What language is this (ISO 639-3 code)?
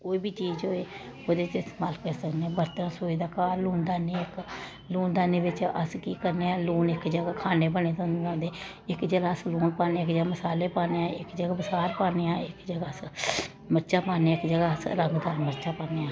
doi